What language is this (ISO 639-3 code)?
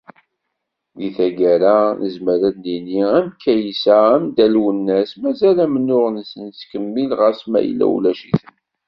kab